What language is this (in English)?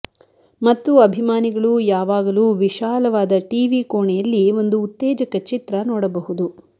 Kannada